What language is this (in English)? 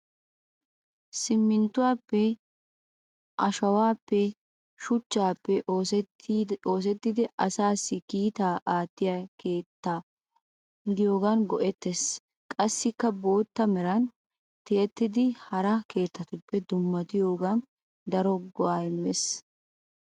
Wolaytta